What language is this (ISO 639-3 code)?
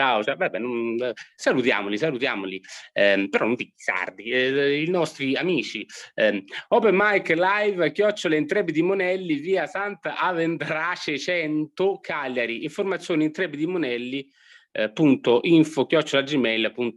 ita